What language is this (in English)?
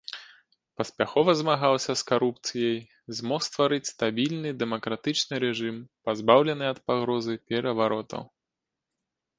Belarusian